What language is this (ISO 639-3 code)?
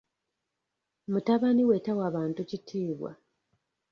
lug